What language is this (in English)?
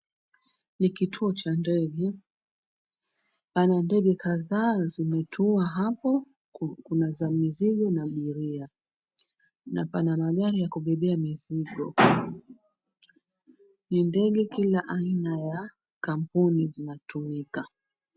Swahili